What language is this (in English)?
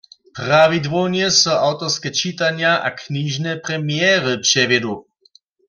Upper Sorbian